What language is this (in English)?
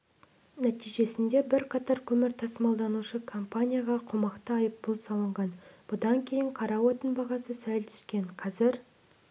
Kazakh